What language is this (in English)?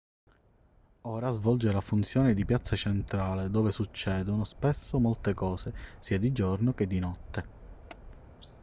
Italian